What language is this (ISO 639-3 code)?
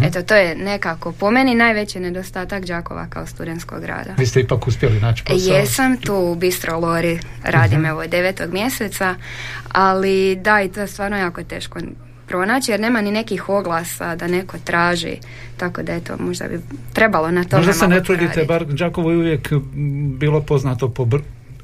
hrv